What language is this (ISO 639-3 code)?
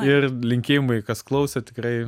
lit